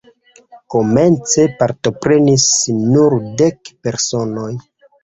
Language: Esperanto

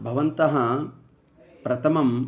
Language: Sanskrit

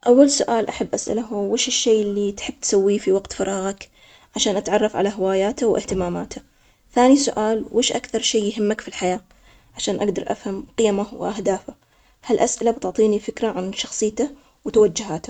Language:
Omani Arabic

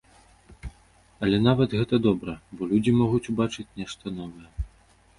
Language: Belarusian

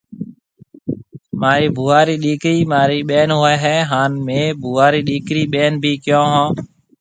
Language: Marwari (Pakistan)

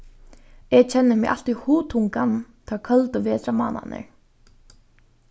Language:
Faroese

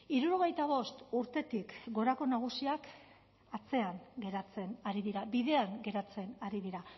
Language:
Basque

